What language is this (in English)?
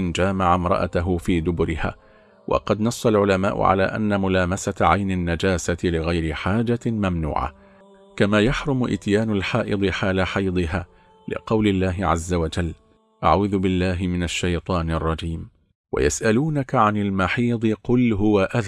Arabic